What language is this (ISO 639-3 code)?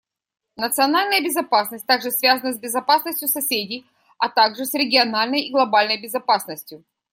rus